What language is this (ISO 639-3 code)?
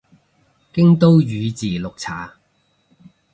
yue